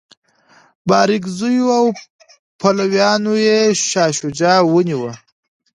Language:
Pashto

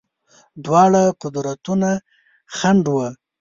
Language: Pashto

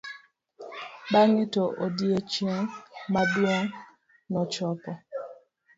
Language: Luo (Kenya and Tanzania)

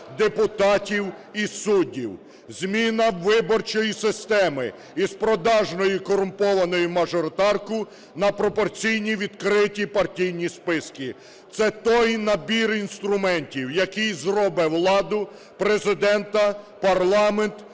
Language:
Ukrainian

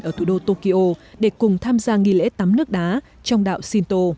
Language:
Vietnamese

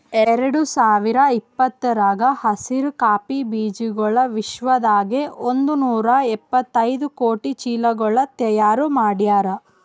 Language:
Kannada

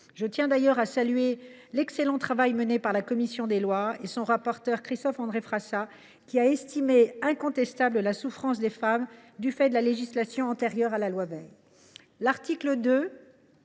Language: French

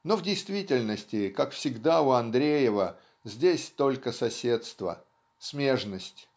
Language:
Russian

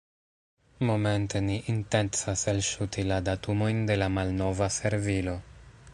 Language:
Esperanto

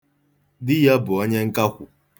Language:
Igbo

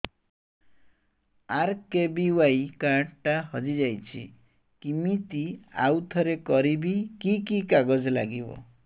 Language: Odia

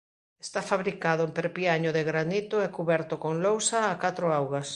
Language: Galician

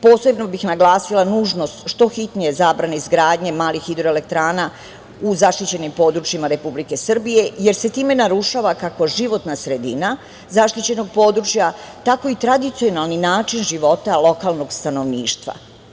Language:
Serbian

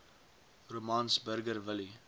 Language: Afrikaans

